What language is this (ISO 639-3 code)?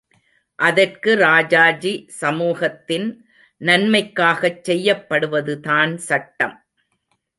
tam